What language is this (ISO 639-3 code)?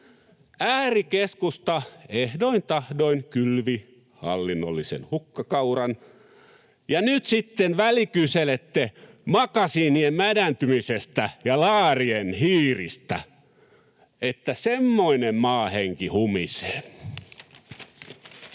fin